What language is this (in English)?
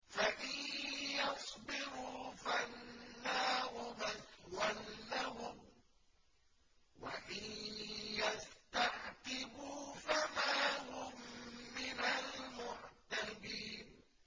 Arabic